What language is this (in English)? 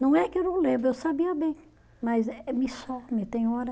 Portuguese